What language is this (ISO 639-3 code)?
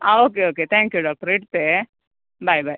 kan